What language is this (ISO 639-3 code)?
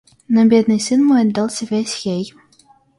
rus